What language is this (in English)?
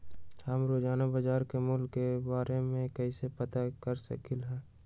Magahi